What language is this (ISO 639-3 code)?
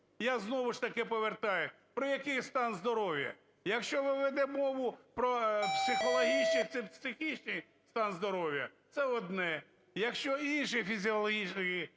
ukr